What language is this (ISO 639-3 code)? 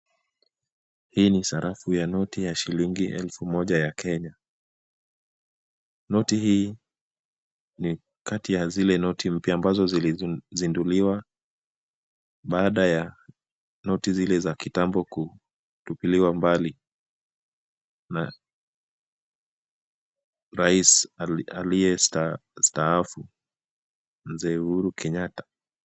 swa